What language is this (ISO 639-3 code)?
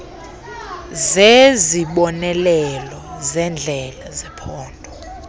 xho